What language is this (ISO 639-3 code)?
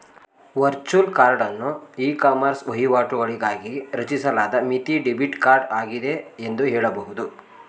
kan